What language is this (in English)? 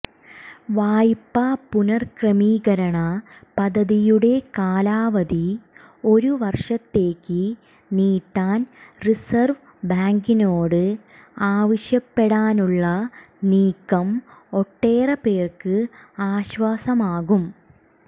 Malayalam